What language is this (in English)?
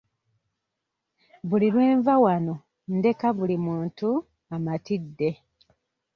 Ganda